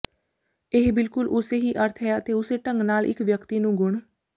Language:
Punjabi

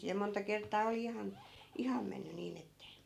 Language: Finnish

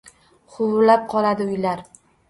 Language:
Uzbek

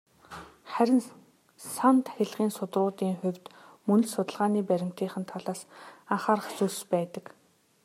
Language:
Mongolian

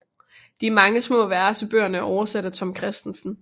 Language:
Danish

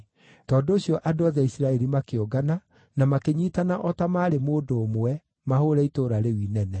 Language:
Kikuyu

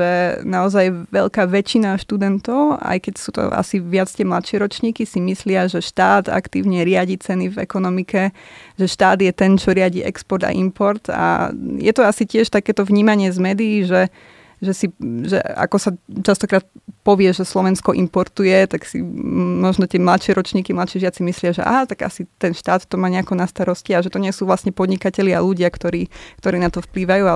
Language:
Slovak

